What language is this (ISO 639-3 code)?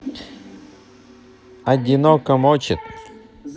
rus